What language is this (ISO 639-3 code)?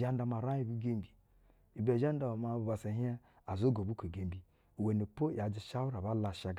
bzw